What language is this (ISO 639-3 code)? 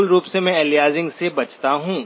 hin